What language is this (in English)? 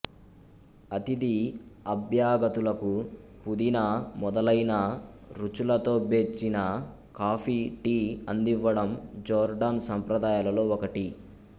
Telugu